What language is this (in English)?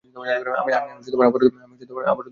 Bangla